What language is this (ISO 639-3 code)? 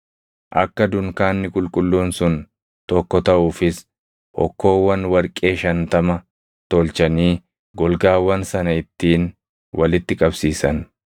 orm